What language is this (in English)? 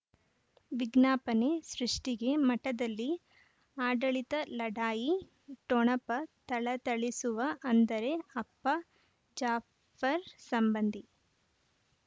Kannada